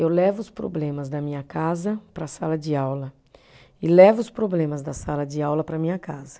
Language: Portuguese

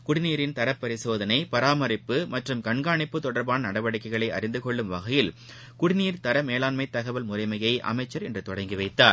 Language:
Tamil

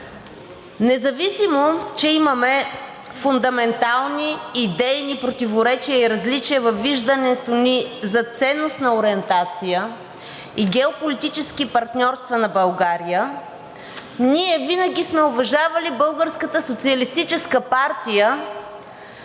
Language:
Bulgarian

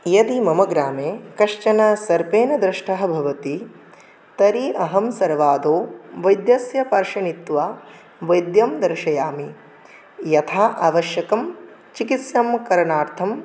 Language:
Sanskrit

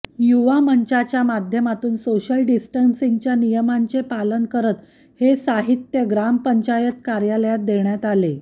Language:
Marathi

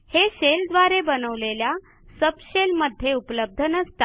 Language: Marathi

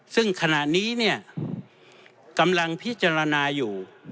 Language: Thai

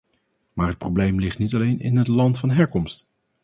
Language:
Dutch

